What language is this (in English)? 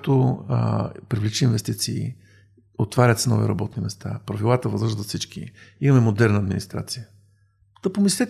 Bulgarian